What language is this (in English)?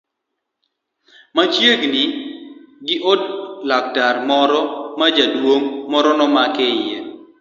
Luo (Kenya and Tanzania)